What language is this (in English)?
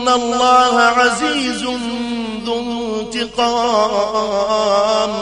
Arabic